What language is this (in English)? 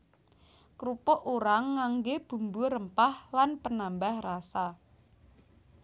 Javanese